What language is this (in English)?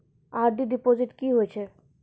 Maithili